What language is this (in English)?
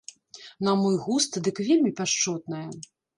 Belarusian